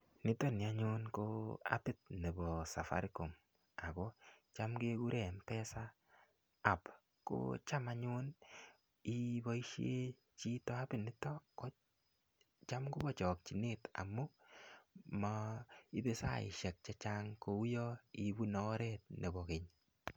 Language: Kalenjin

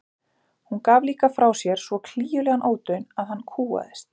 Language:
Icelandic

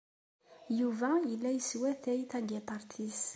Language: Kabyle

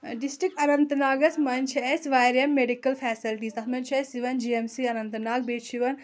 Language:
Kashmiri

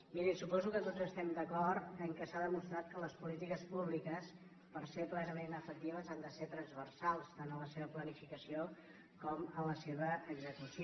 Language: Catalan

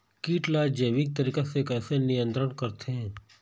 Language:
Chhattisgarhi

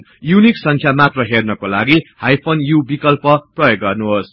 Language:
Nepali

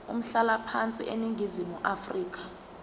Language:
Zulu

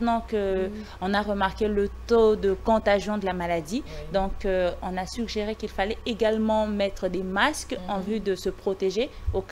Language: French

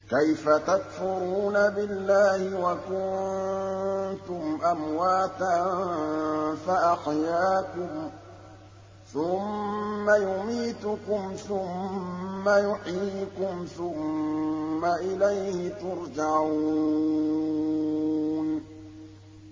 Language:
Arabic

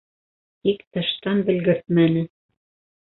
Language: Bashkir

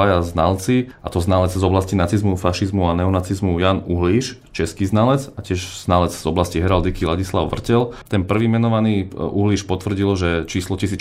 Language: Slovak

